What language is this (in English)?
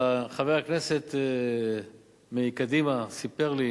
Hebrew